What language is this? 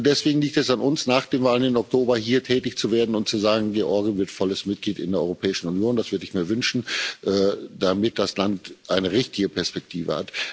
German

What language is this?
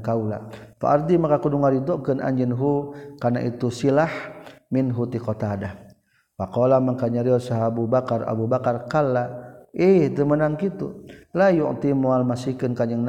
Malay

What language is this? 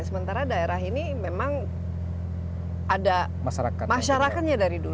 Indonesian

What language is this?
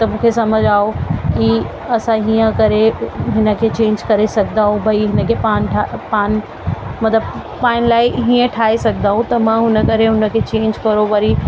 Sindhi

